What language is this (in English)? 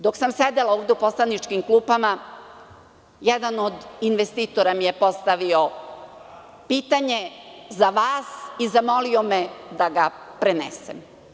Serbian